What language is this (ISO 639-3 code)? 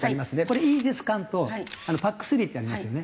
jpn